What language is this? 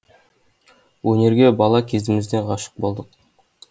Kazakh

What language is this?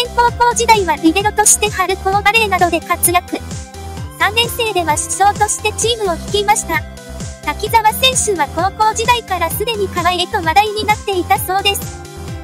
Japanese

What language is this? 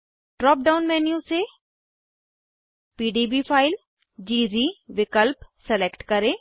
Hindi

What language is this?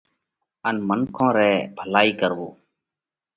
Parkari Koli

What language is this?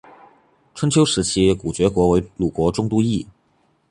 Chinese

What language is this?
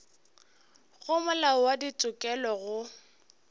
Northern Sotho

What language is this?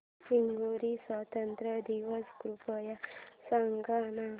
Marathi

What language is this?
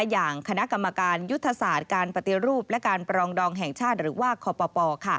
Thai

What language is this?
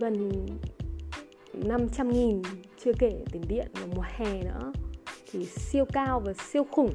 Vietnamese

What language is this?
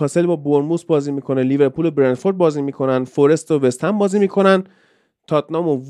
Persian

